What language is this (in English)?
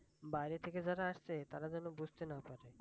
Bangla